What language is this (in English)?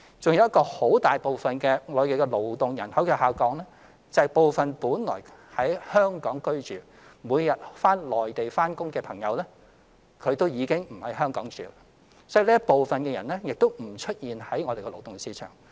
Cantonese